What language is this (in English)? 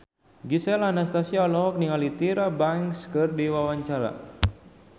Sundanese